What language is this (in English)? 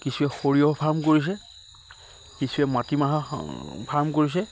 Assamese